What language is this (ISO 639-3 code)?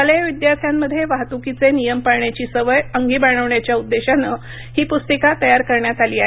mar